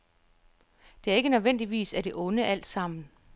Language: Danish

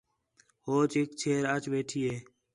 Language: Khetrani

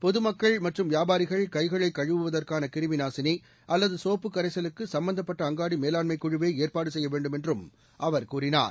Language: Tamil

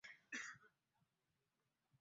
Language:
Ganda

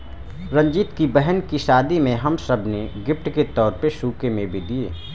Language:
Hindi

